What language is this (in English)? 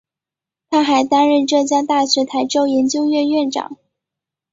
Chinese